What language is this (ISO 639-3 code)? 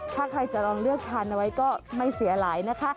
tha